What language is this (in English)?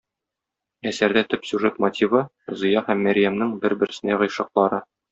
Tatar